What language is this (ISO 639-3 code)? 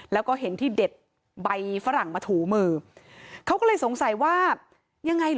tha